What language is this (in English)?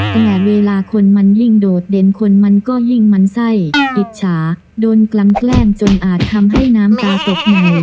Thai